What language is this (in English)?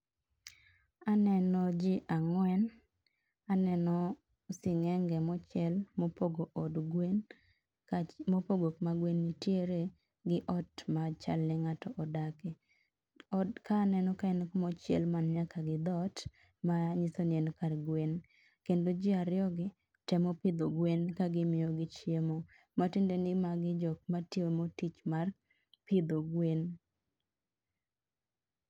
Luo (Kenya and Tanzania)